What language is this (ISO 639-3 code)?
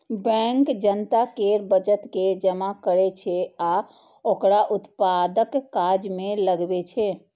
mai